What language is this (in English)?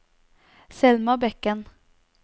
Norwegian